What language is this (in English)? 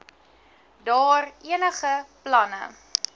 Afrikaans